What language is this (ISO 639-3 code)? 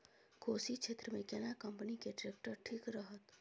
mai